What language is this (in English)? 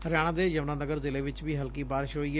Punjabi